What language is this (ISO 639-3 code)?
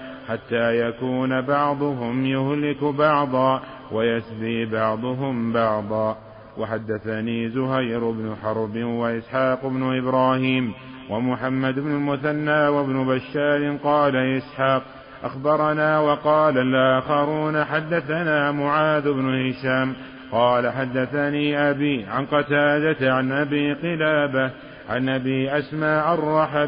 ara